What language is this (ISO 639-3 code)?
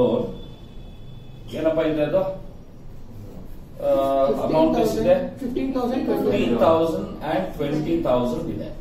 hin